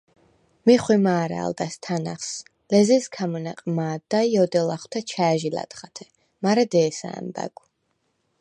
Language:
Svan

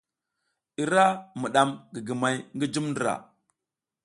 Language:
South Giziga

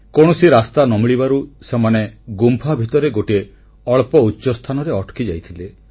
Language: Odia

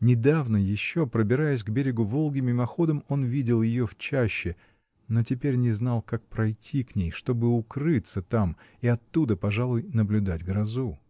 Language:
Russian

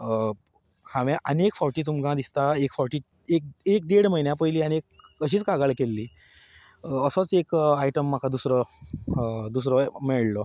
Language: Konkani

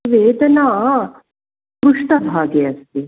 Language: Sanskrit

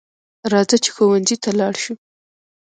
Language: Pashto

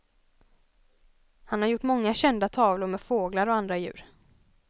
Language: Swedish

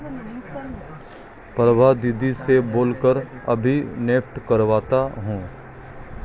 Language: Hindi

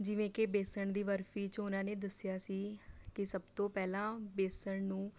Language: Punjabi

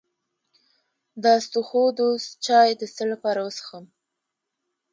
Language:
Pashto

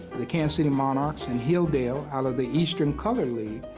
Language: English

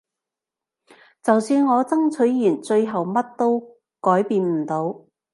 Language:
Cantonese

